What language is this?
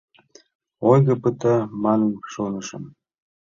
Mari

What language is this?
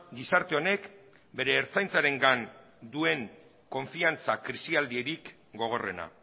Basque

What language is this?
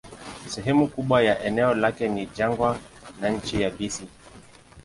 Swahili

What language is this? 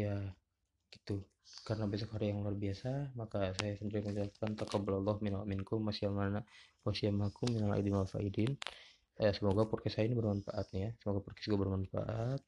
Indonesian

